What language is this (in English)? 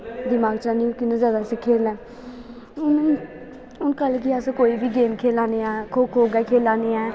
Dogri